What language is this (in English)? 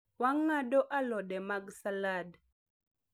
Luo (Kenya and Tanzania)